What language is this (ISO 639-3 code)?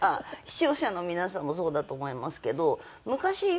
jpn